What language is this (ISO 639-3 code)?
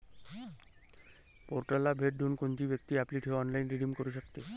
mar